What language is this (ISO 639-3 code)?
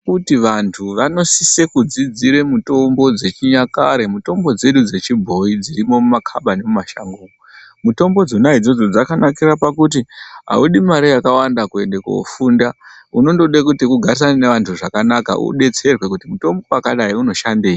ndc